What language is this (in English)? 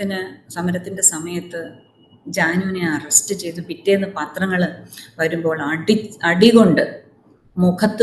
Malayalam